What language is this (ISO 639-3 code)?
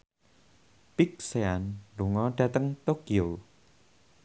jav